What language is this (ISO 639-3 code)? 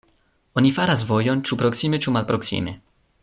epo